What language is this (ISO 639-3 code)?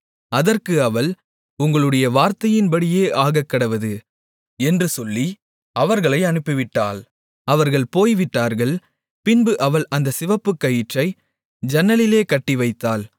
tam